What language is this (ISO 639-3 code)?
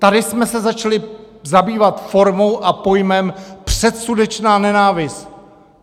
ces